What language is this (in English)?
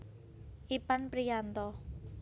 Javanese